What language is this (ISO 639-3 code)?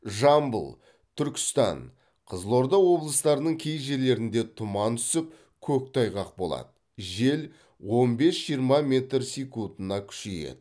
kaz